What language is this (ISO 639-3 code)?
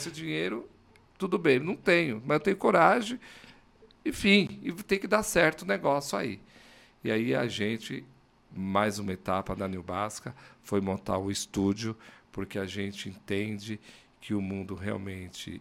por